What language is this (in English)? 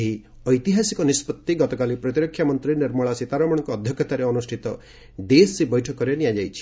Odia